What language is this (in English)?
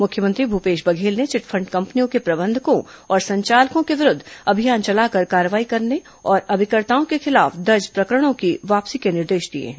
Hindi